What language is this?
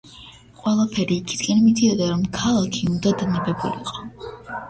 Georgian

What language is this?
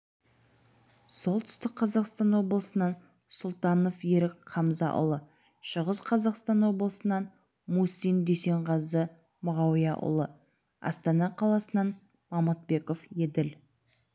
Kazakh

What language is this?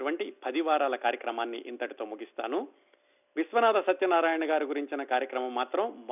Telugu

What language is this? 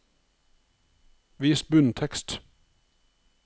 Norwegian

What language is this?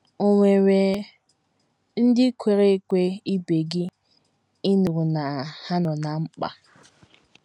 Igbo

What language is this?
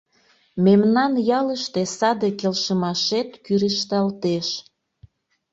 Mari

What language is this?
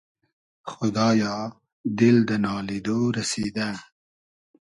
Hazaragi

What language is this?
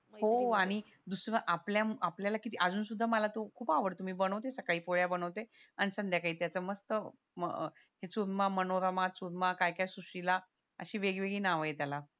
Marathi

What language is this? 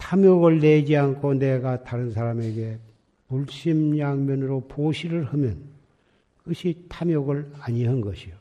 Korean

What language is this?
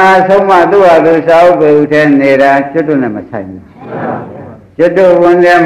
Vietnamese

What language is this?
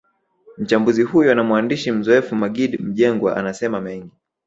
Swahili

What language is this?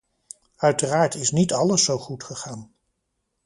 Dutch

